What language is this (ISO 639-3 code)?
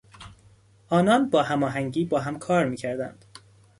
fas